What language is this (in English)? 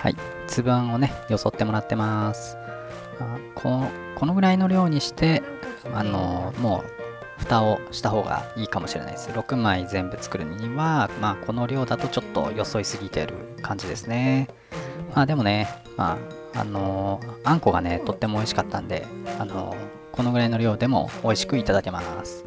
Japanese